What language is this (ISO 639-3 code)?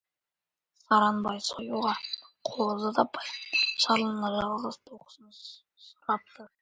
kaz